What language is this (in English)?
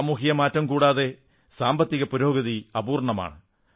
Malayalam